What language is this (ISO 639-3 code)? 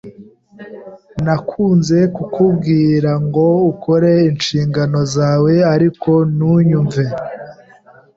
kin